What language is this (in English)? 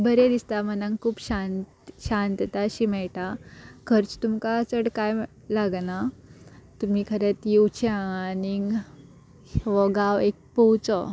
Konkani